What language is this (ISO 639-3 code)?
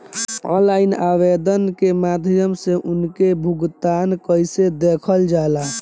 bho